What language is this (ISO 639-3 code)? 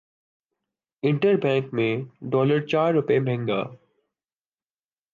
urd